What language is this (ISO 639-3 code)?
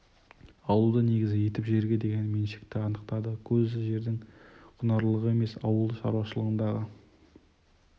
kaz